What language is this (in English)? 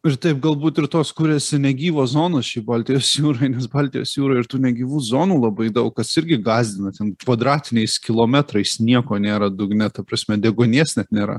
Lithuanian